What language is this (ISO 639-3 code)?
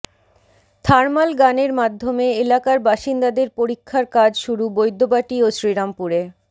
ben